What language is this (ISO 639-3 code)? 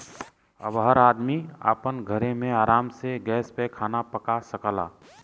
bho